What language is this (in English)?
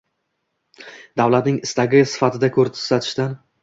Uzbek